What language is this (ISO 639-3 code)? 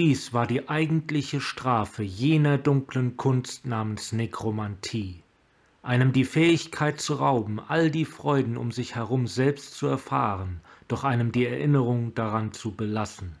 deu